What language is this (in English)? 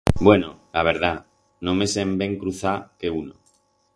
Aragonese